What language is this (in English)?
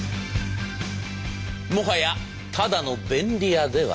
Japanese